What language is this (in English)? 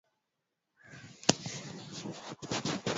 Swahili